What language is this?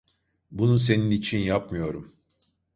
Turkish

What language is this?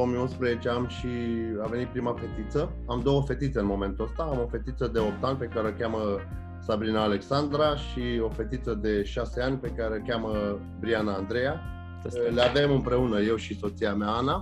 Romanian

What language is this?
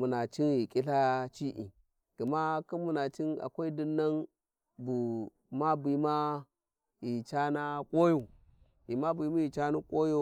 Warji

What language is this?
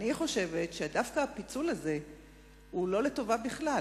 Hebrew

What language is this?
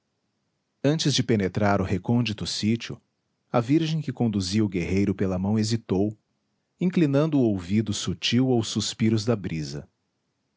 Portuguese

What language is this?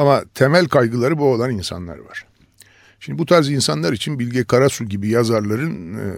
Turkish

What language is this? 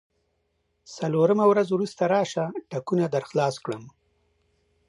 Pashto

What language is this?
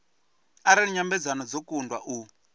Venda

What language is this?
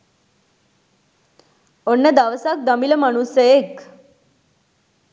Sinhala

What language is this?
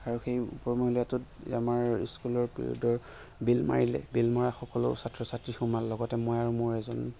Assamese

